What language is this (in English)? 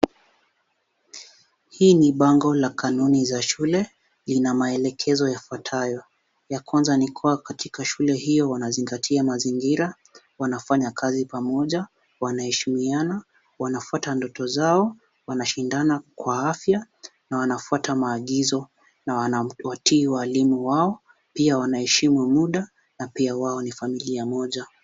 Swahili